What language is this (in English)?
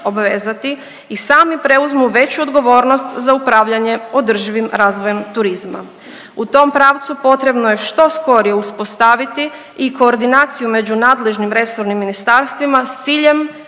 Croatian